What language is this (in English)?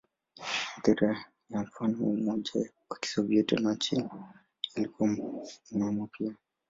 Swahili